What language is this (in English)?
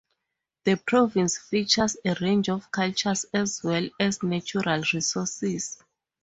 English